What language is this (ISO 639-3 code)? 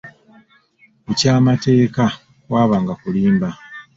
lug